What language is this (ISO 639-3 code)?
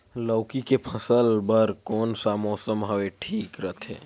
hne